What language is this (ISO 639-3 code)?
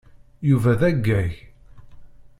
kab